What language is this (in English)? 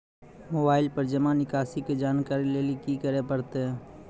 Maithili